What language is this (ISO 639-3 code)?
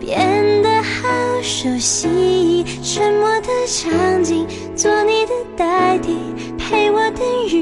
zho